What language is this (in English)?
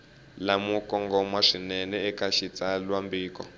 Tsonga